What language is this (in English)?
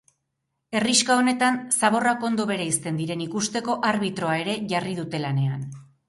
Basque